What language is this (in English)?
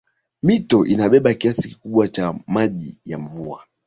Swahili